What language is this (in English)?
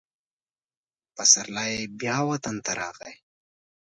Pashto